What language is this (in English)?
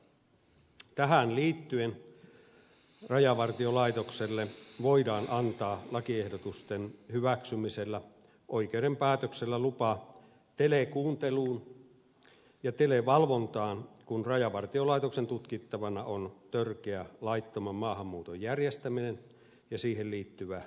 Finnish